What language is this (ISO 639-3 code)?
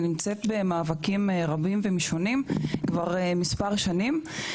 heb